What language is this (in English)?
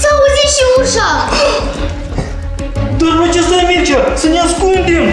Romanian